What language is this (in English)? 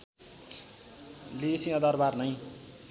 Nepali